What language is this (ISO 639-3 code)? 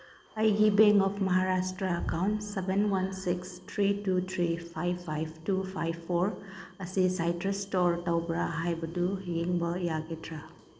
mni